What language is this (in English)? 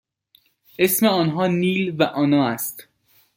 Persian